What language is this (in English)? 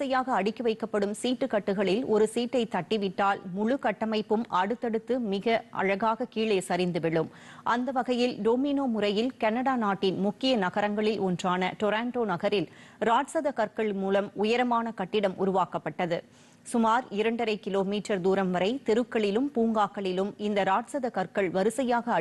Korean